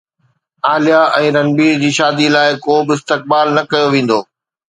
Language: Sindhi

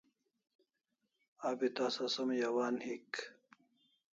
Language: Kalasha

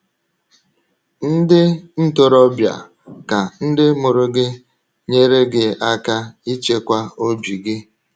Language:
Igbo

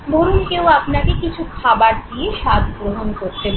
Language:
Bangla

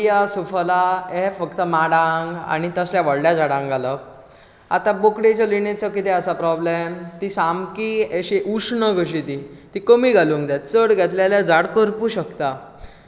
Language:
Konkani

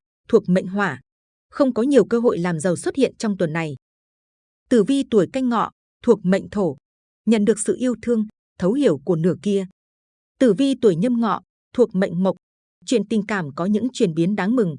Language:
Vietnamese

